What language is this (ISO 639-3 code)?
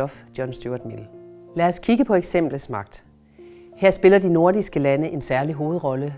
dan